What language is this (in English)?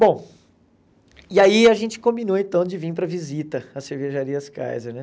Portuguese